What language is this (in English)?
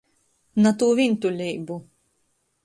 Latgalian